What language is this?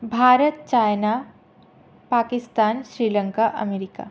Sanskrit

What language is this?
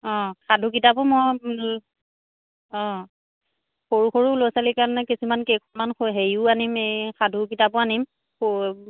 Assamese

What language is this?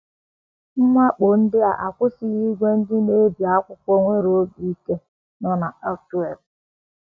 Igbo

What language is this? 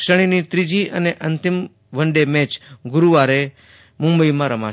Gujarati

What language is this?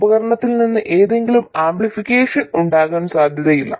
Malayalam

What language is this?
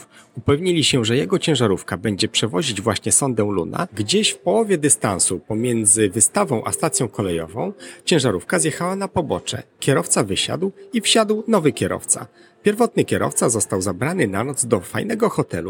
Polish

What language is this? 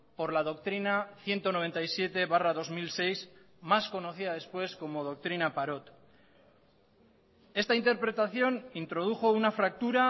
Spanish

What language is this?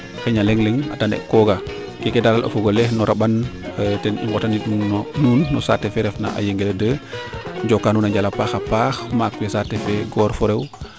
Serer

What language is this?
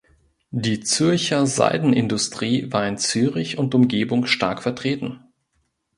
German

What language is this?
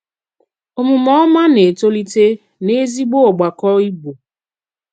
Igbo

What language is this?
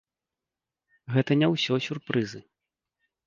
Belarusian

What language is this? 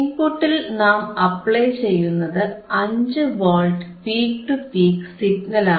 Malayalam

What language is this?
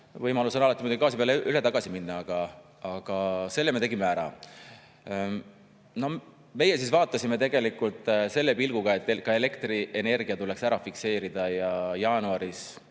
Estonian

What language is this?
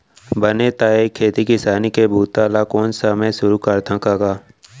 Chhattisgarhi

